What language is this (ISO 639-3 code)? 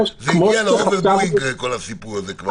heb